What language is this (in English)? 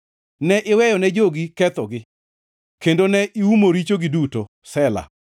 Luo (Kenya and Tanzania)